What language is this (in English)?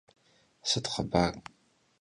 Kabardian